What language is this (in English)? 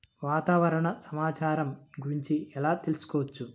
Telugu